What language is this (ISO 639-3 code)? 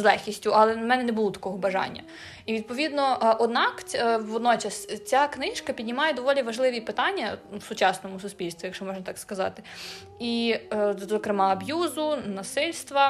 ukr